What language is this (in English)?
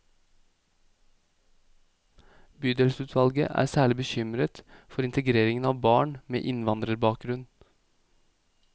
Norwegian